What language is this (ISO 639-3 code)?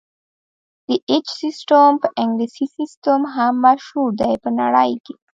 pus